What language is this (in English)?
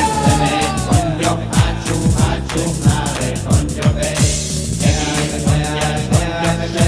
Romansh